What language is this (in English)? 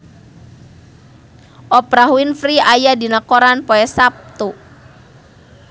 Sundanese